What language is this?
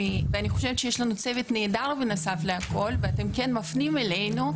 Hebrew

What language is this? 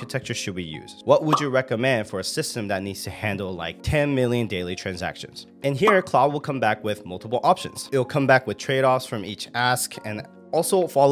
English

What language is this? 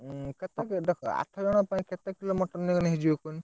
Odia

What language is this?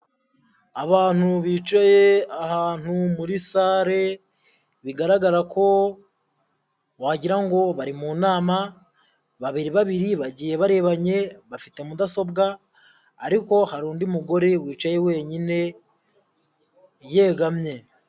Kinyarwanda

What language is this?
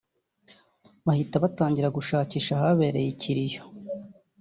Kinyarwanda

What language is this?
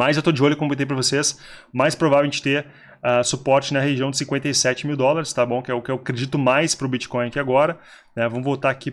Portuguese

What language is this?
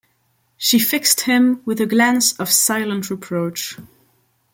English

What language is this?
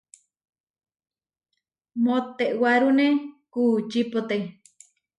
Huarijio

